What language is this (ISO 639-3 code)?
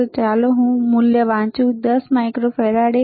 guj